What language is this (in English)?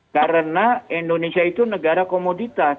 Indonesian